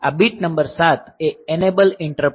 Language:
Gujarati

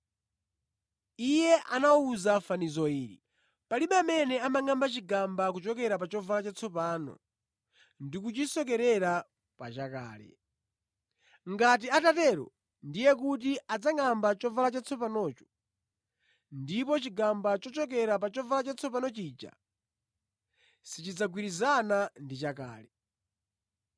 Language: Nyanja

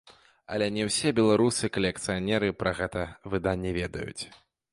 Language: Belarusian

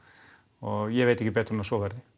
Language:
Icelandic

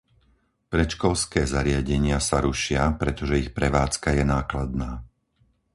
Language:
Slovak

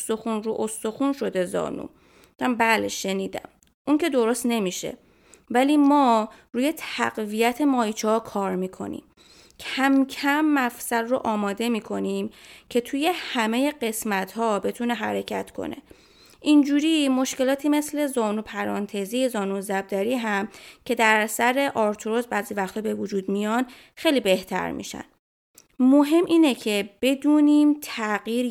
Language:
Persian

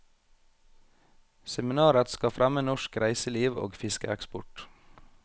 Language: Norwegian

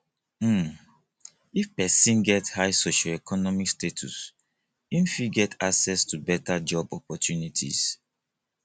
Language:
Nigerian Pidgin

